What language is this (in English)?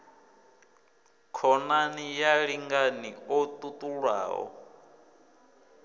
Venda